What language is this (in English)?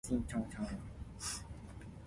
Min Nan Chinese